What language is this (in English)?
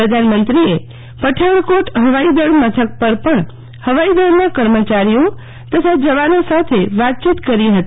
Gujarati